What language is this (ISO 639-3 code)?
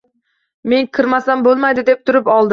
uzb